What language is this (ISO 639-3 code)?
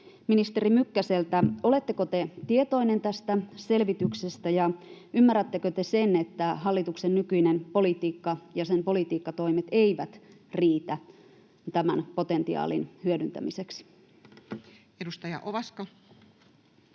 fin